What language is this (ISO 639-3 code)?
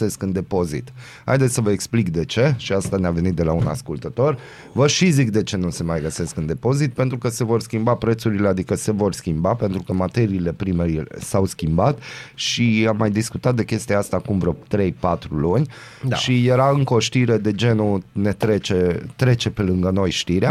ron